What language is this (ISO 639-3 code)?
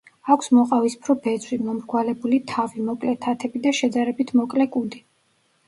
kat